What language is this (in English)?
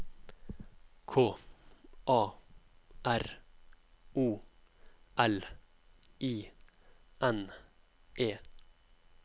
Norwegian